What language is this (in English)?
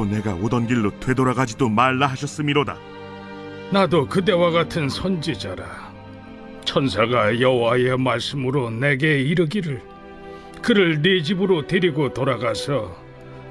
Korean